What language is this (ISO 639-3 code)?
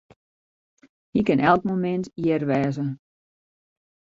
fry